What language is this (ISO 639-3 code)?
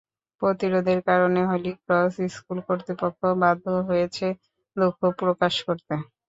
ben